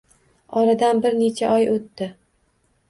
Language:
Uzbek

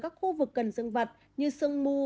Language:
Vietnamese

